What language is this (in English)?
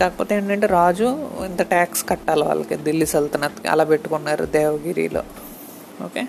Telugu